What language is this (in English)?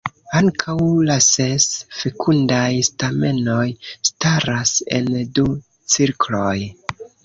Esperanto